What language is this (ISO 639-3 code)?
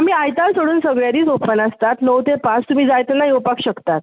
kok